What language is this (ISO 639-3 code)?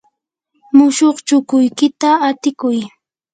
qur